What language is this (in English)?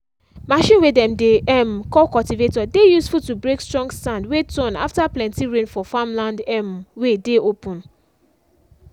Nigerian Pidgin